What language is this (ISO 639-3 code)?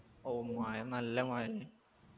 mal